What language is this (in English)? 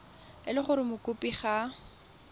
Tswana